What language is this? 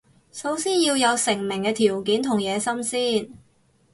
Cantonese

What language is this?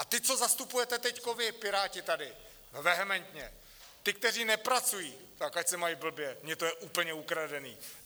Czech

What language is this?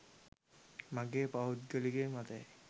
Sinhala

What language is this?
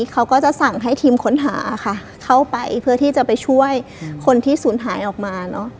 Thai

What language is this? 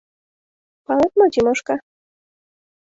Mari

